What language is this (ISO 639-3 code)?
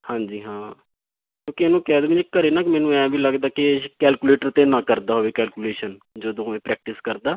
pan